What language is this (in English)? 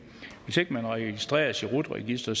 Danish